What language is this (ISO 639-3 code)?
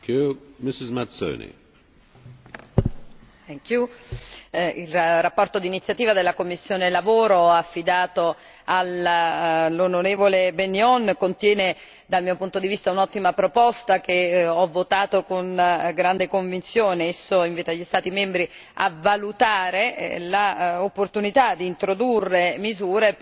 ita